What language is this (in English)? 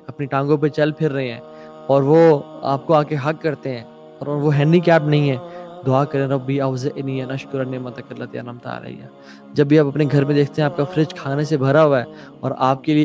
Urdu